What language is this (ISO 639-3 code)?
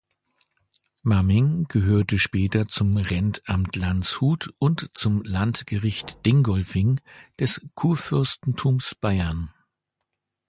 deu